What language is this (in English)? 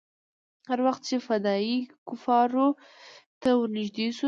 Pashto